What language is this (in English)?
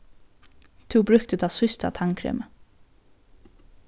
Faroese